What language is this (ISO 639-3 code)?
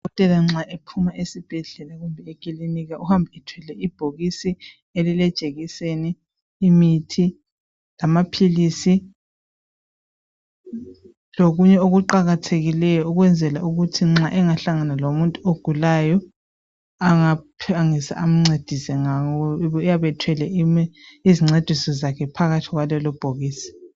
nde